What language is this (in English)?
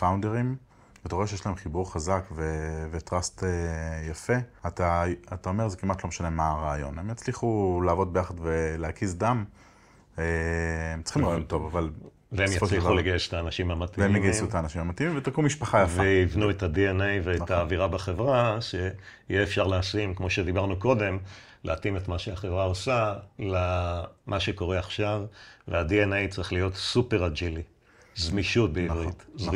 Hebrew